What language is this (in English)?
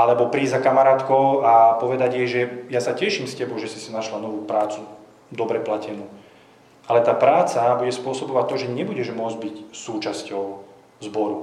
Slovak